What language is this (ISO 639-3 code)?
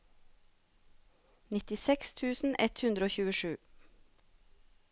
nor